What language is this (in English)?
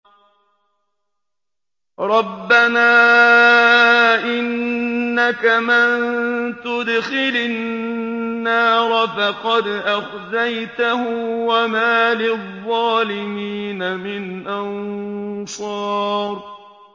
Arabic